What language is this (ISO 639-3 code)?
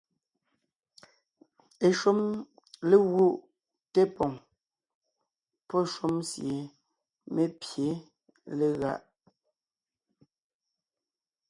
nnh